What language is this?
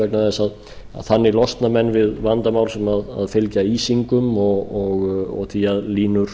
Icelandic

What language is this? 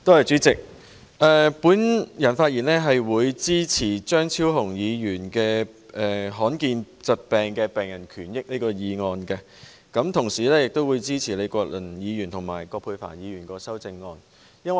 Cantonese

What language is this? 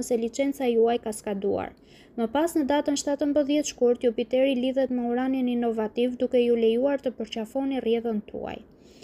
Romanian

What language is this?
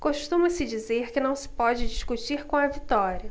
Portuguese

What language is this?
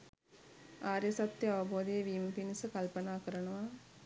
Sinhala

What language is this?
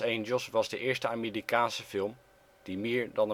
Dutch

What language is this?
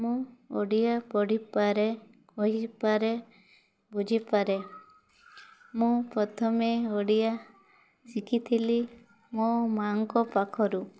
Odia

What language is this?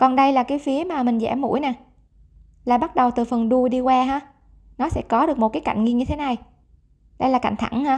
Vietnamese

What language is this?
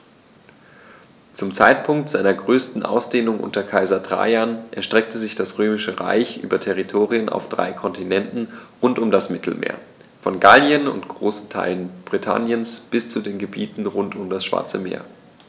German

